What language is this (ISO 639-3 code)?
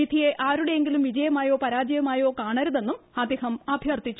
mal